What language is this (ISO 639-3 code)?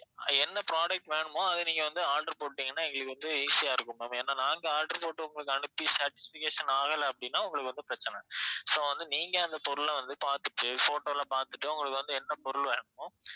tam